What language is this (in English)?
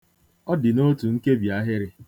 Igbo